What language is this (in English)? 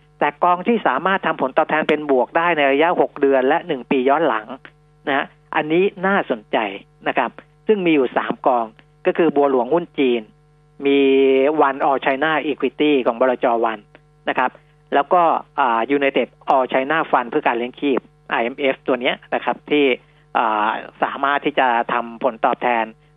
Thai